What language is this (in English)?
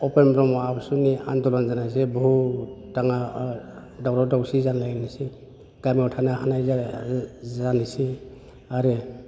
Bodo